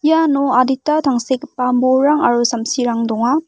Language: Garo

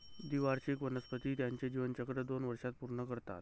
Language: Marathi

